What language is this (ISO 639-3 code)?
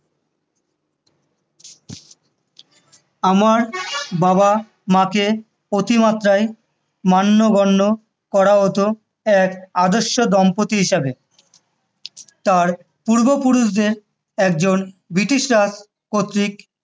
ben